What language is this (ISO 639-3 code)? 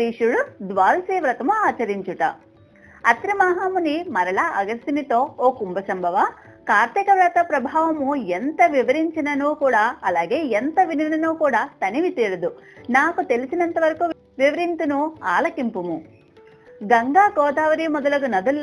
eng